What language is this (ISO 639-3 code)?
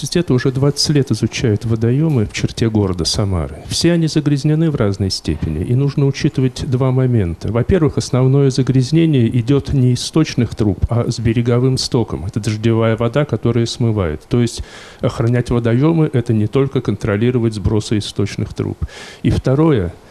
rus